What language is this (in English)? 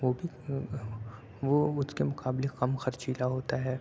Urdu